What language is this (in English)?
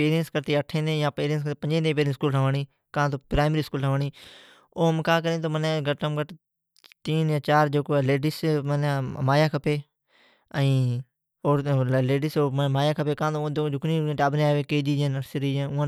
Od